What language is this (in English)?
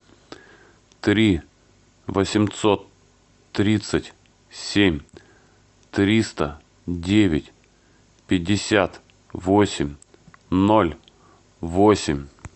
Russian